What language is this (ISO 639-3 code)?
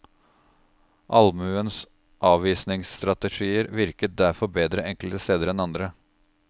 nor